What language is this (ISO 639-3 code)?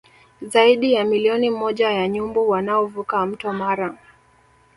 swa